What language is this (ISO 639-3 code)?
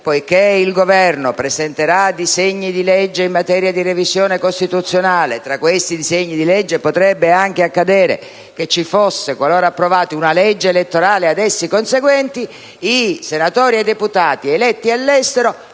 ita